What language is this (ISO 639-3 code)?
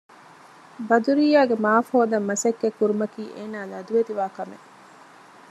div